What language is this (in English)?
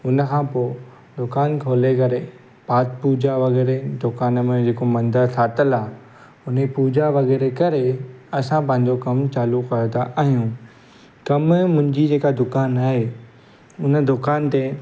Sindhi